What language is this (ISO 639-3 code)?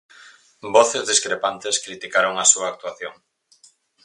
glg